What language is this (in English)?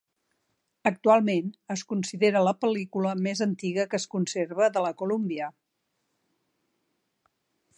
Catalan